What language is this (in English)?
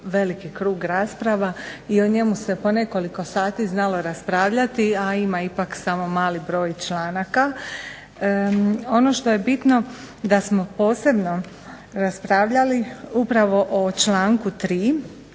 Croatian